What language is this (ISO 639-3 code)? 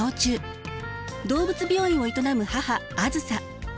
jpn